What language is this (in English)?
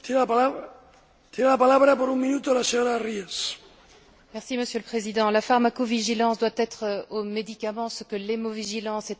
French